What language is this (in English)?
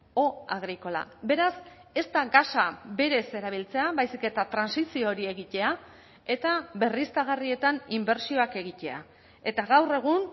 Basque